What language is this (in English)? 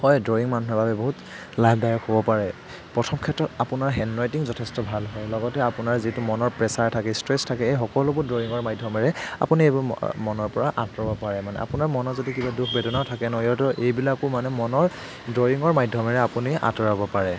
Assamese